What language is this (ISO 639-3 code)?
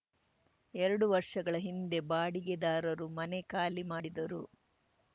kan